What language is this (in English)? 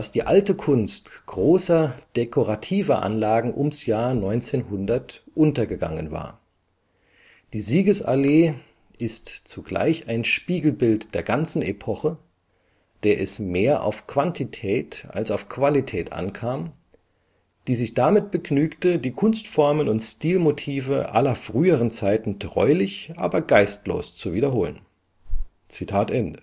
German